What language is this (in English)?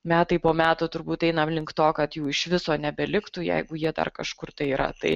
Lithuanian